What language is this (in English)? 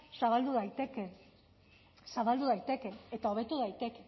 Basque